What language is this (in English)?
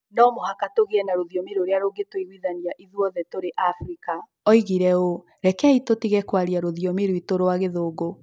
Kikuyu